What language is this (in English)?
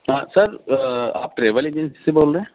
Urdu